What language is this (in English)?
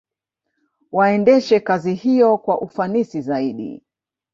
Swahili